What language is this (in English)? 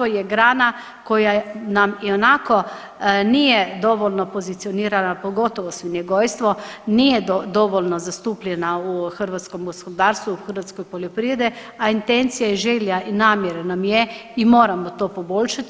Croatian